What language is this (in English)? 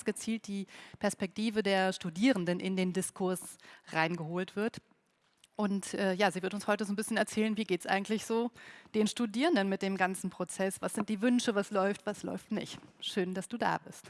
German